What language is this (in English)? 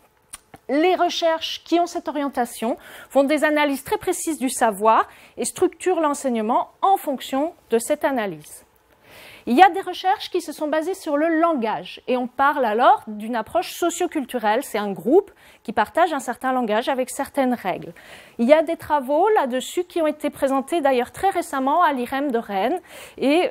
French